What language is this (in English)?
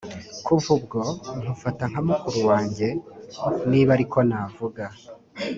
Kinyarwanda